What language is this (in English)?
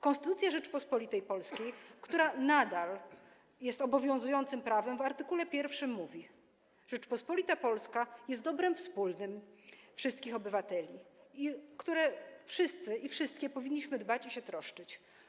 Polish